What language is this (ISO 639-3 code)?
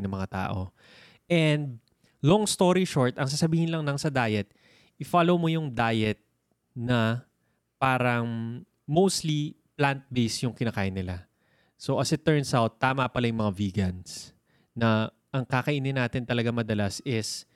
fil